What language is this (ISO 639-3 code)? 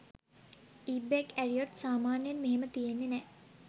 sin